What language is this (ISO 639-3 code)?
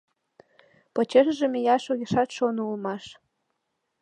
chm